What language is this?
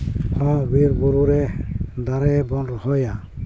Santali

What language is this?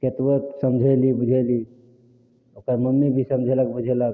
Maithili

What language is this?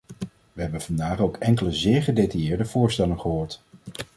Dutch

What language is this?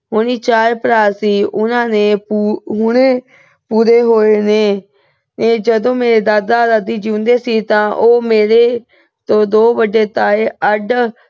Punjabi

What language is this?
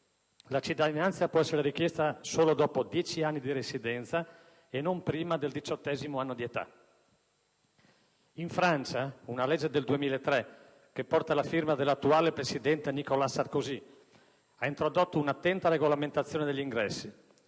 Italian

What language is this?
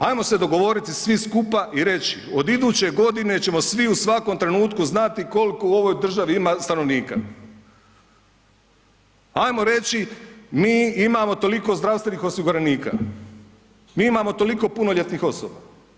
Croatian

